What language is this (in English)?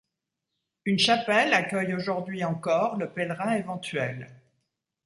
French